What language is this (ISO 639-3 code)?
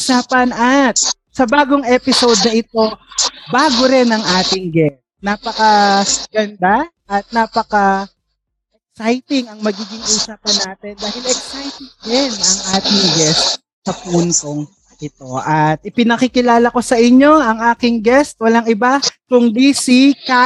fil